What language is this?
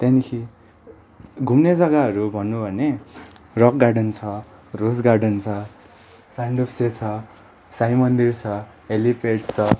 Nepali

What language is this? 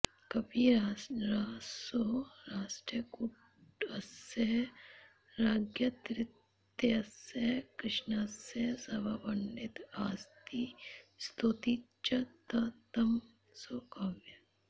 Sanskrit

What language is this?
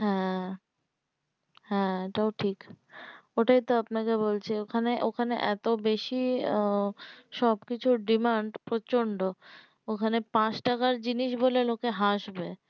Bangla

